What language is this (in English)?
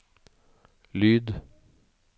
Norwegian